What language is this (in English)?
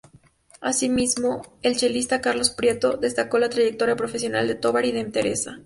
Spanish